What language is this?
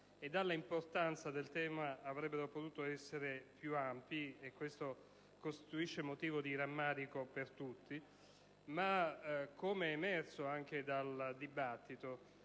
Italian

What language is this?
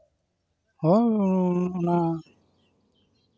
Santali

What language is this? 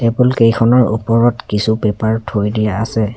Assamese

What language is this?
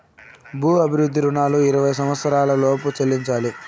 Telugu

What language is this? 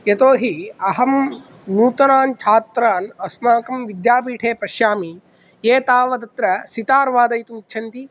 Sanskrit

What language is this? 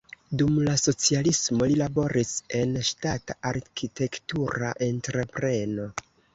Esperanto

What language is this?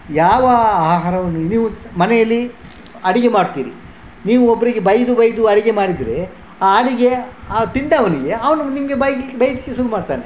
Kannada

